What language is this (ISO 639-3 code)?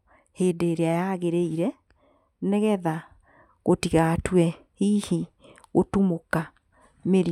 kik